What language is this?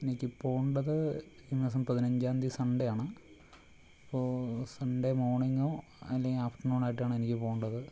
Malayalam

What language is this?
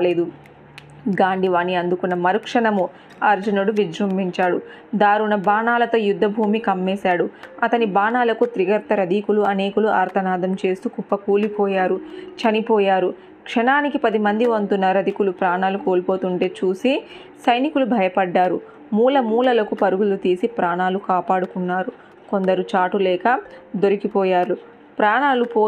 Telugu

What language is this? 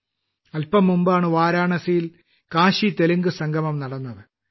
Malayalam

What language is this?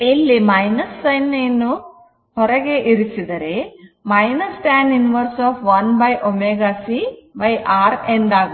Kannada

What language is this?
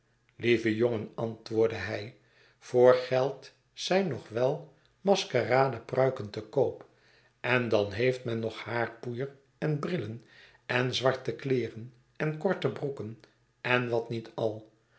Dutch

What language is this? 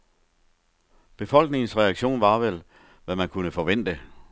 Danish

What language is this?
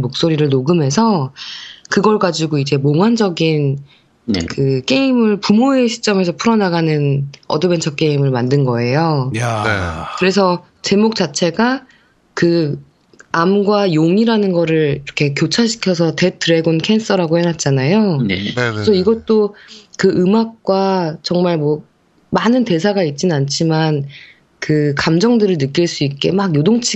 Korean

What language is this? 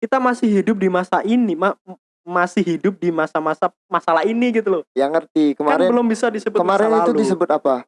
Indonesian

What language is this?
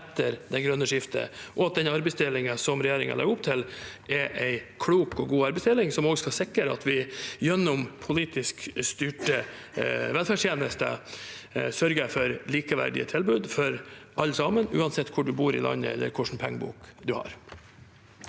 Norwegian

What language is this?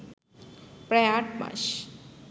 Bangla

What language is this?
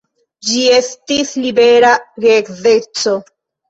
Esperanto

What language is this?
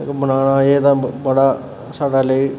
Dogri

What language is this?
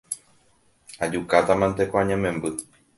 Guarani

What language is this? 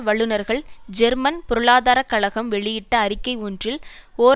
Tamil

